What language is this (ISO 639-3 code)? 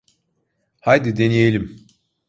tur